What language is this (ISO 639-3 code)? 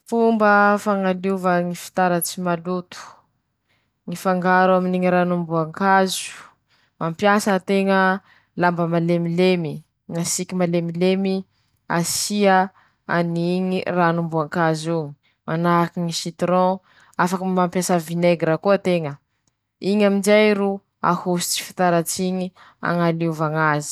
msh